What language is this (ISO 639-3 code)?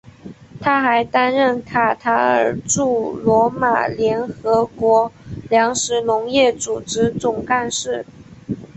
zho